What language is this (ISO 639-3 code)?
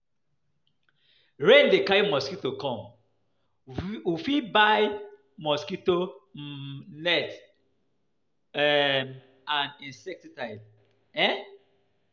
pcm